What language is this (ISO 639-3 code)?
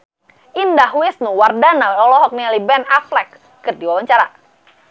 sun